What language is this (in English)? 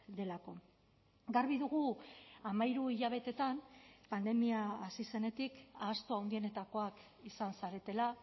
Basque